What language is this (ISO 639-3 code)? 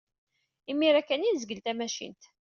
kab